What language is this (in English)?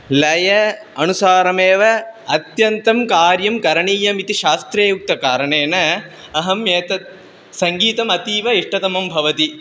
Sanskrit